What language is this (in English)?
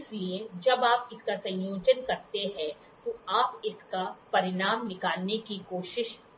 Hindi